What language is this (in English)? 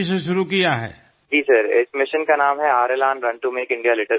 Gujarati